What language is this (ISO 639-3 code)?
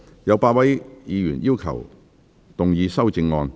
yue